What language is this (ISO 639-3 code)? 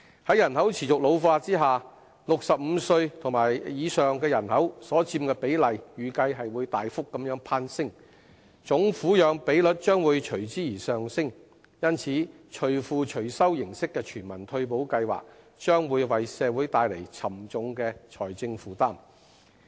yue